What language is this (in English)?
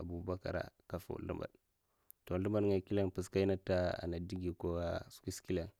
Mafa